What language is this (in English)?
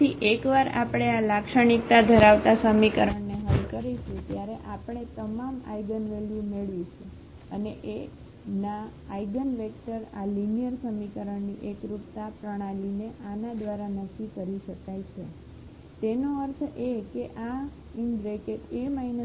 Gujarati